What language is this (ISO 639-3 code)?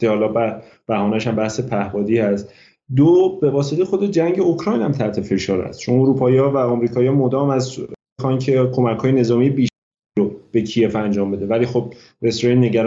fas